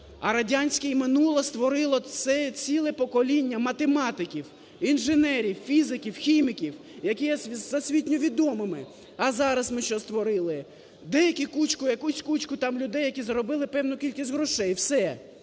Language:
Ukrainian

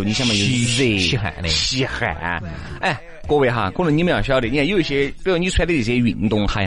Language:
Chinese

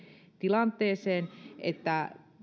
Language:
Finnish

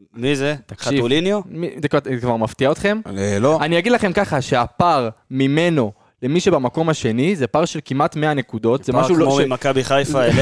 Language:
Hebrew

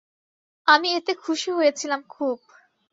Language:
Bangla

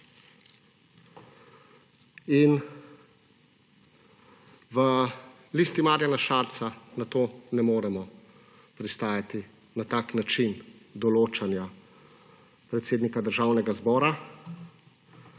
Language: Slovenian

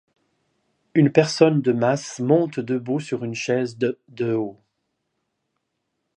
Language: French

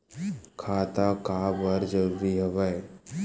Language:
Chhattisgarhi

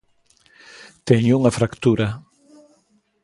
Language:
Galician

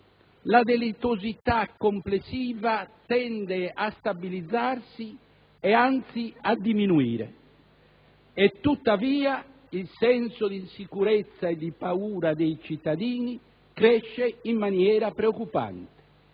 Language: Italian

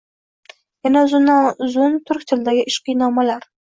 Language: Uzbek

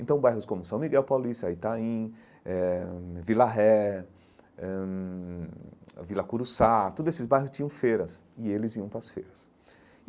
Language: Portuguese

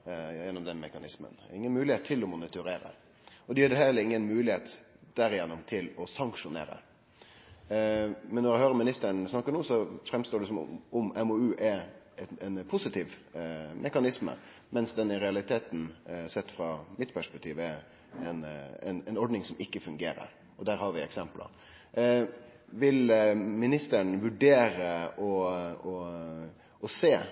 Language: Norwegian Nynorsk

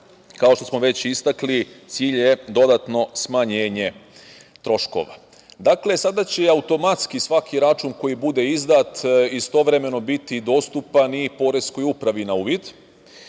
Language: Serbian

